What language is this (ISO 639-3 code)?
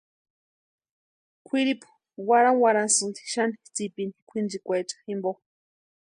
pua